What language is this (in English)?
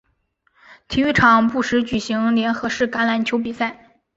Chinese